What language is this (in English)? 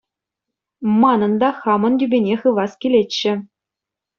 Chuvash